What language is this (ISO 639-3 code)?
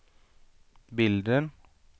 swe